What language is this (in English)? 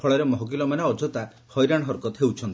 Odia